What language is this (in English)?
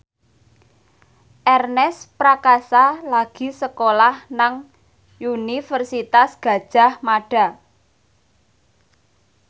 Javanese